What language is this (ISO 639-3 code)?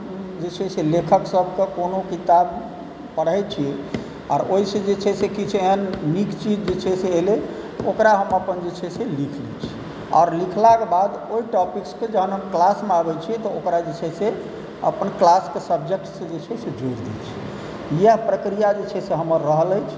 mai